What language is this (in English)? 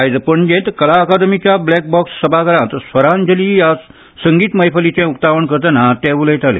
Konkani